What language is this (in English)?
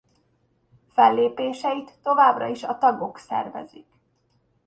Hungarian